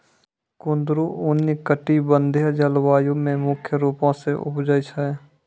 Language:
Maithili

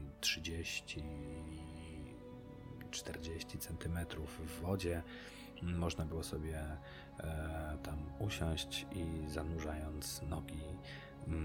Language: Polish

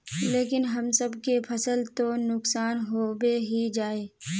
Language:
Magahi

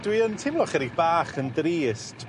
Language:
Welsh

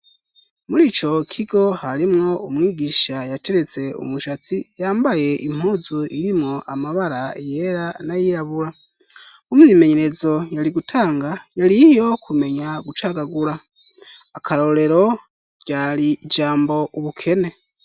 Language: Rundi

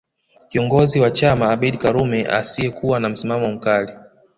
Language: Swahili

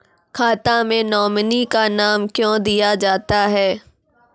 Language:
Maithili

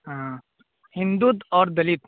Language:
Urdu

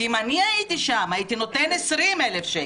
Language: Hebrew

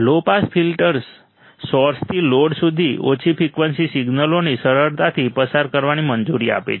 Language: Gujarati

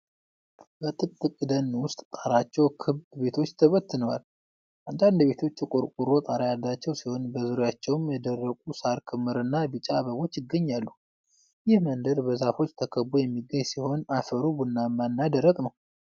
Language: Amharic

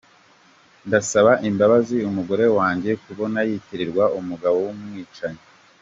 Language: Kinyarwanda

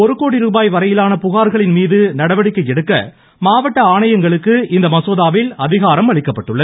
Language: Tamil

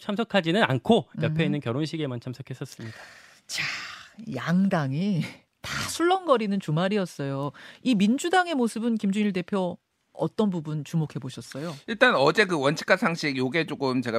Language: Korean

